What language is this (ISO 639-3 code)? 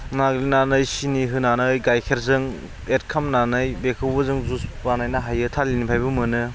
brx